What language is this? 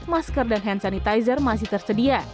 Indonesian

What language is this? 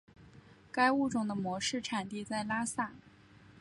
Chinese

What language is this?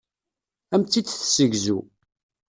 Kabyle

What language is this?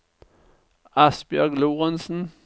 Norwegian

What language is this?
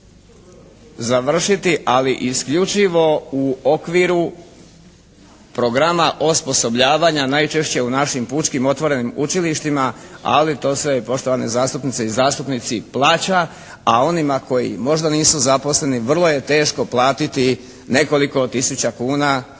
Croatian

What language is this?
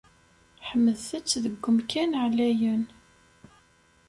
Kabyle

